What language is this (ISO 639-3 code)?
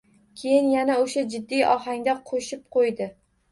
uzb